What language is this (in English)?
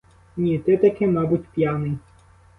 Ukrainian